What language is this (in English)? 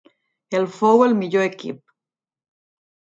Catalan